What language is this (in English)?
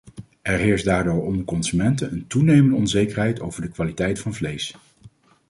Dutch